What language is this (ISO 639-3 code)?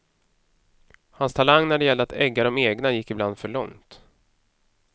swe